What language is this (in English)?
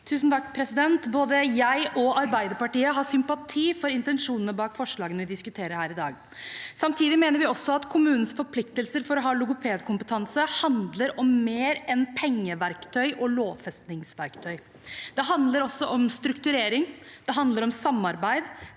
Norwegian